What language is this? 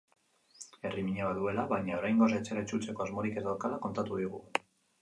Basque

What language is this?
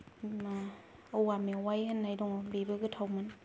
Bodo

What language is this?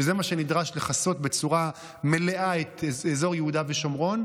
Hebrew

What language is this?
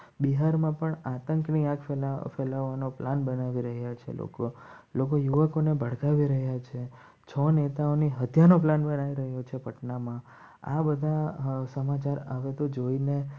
Gujarati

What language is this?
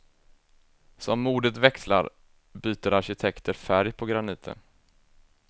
Swedish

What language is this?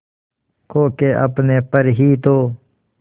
Hindi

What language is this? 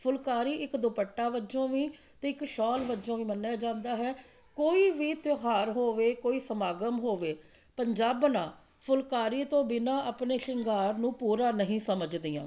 Punjabi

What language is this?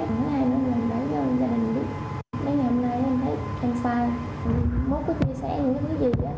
Vietnamese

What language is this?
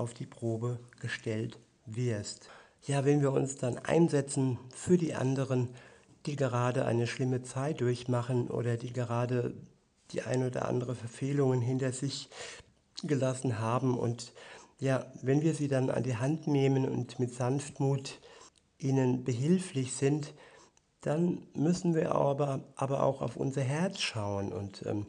German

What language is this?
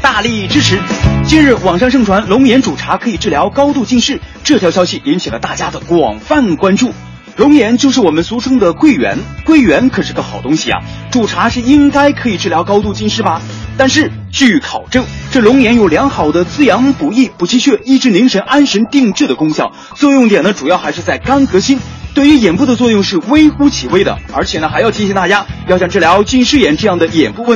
Chinese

